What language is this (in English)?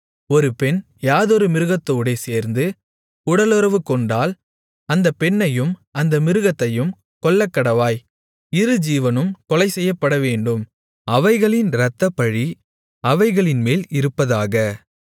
Tamil